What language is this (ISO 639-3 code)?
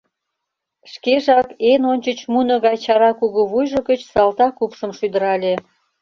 chm